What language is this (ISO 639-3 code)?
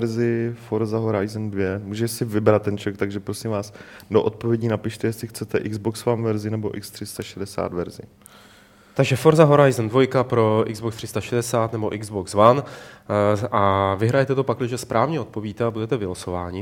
ces